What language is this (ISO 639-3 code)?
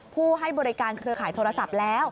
tha